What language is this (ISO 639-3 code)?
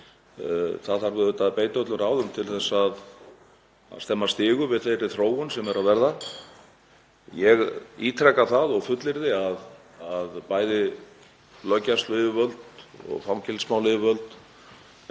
isl